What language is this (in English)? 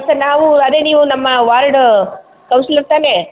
Kannada